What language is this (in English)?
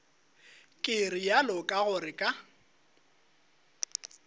Northern Sotho